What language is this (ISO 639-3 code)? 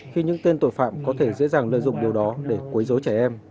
vie